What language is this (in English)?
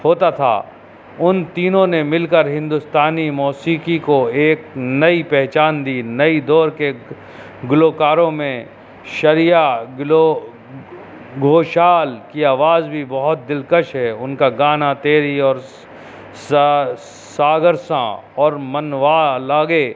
Urdu